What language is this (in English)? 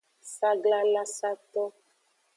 Aja (Benin)